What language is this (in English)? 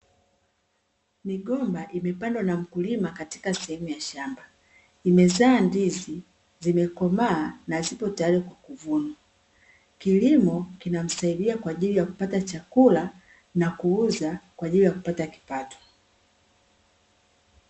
Swahili